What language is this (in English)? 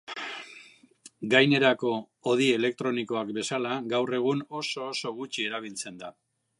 Basque